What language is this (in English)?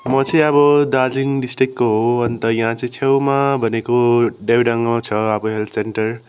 Nepali